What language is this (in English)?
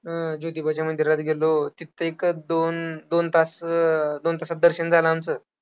Marathi